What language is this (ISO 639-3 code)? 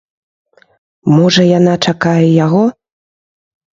bel